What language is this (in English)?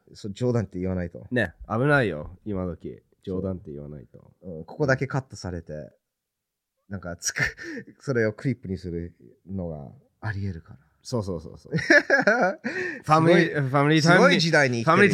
Japanese